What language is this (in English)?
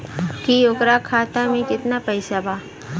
Bhojpuri